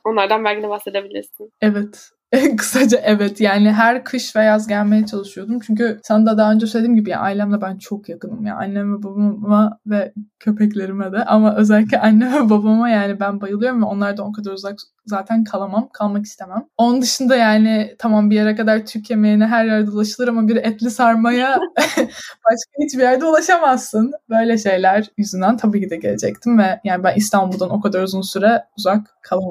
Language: Turkish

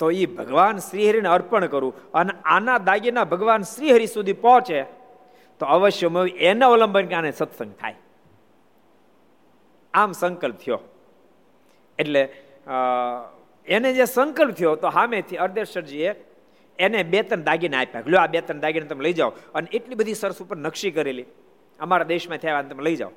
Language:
Gujarati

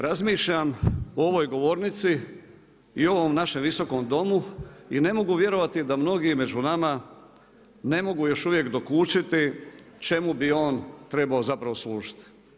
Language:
Croatian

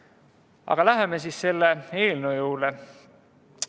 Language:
Estonian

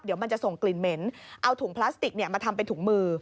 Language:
Thai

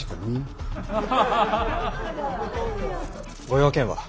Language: Japanese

